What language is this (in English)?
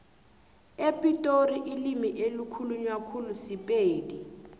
South Ndebele